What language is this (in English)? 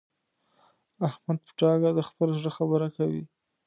Pashto